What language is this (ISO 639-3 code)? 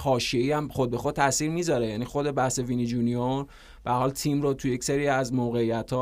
fas